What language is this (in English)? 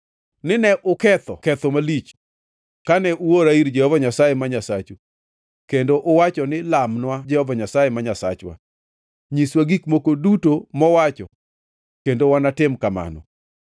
Luo (Kenya and Tanzania)